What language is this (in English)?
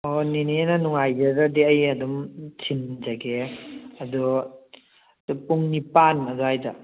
Manipuri